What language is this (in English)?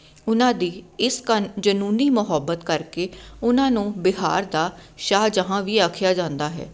Punjabi